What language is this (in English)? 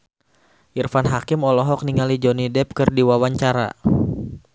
Sundanese